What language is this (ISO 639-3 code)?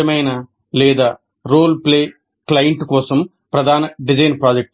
tel